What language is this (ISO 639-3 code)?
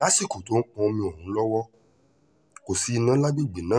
yor